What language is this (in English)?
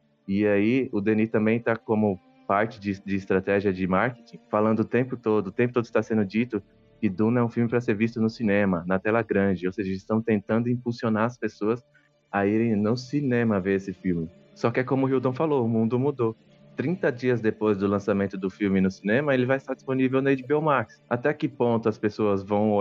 Portuguese